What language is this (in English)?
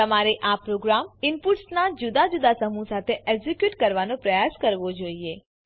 Gujarati